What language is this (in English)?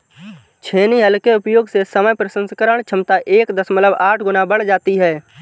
Hindi